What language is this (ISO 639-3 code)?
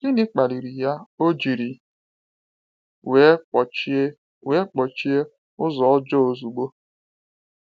ibo